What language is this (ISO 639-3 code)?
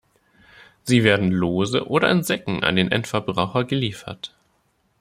deu